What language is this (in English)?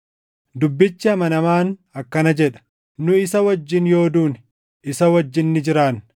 Oromo